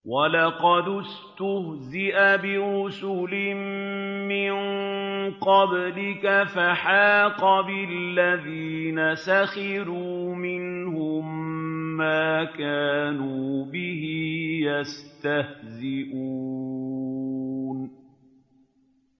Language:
Arabic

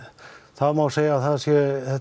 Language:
Icelandic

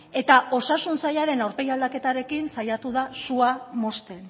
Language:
Basque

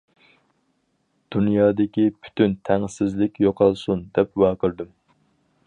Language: Uyghur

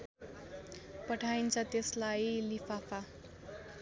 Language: Nepali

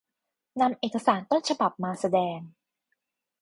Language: Thai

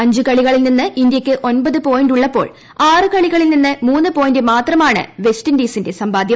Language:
Malayalam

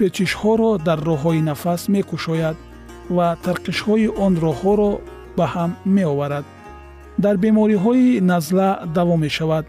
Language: Persian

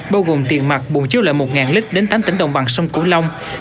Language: Vietnamese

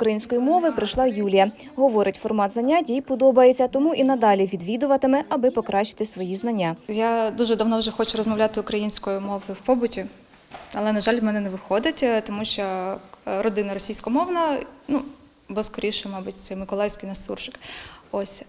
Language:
Ukrainian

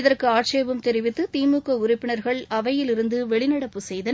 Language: Tamil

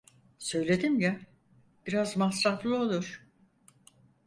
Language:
Turkish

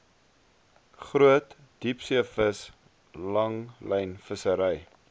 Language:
Afrikaans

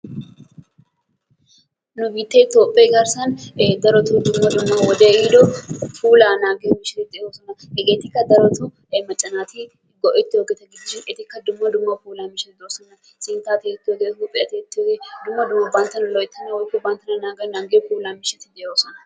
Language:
Wolaytta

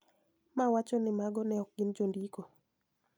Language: Luo (Kenya and Tanzania)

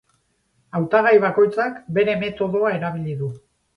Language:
Basque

